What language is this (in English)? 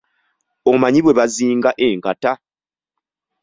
Ganda